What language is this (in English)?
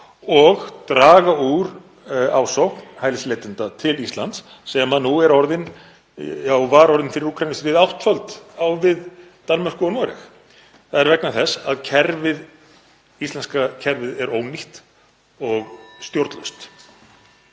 Icelandic